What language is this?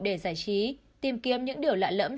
Vietnamese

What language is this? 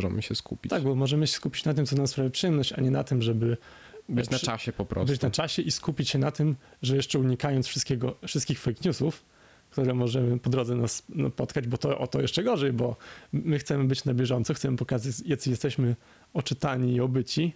Polish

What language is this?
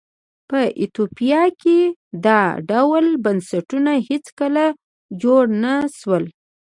Pashto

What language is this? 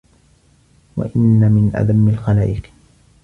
Arabic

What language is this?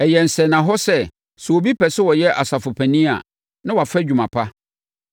Akan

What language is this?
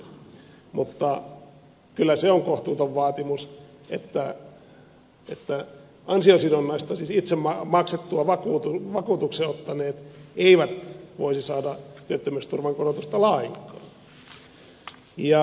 Finnish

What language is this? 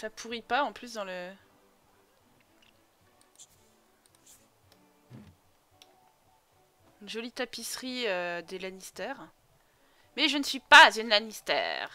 French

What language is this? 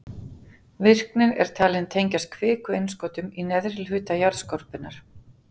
Icelandic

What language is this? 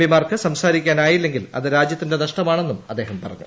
Malayalam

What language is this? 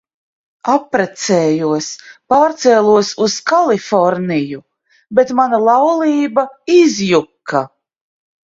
Latvian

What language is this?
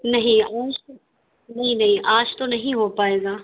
Urdu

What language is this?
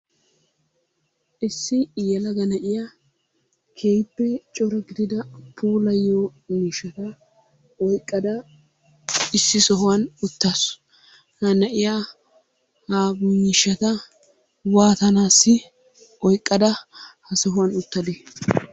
Wolaytta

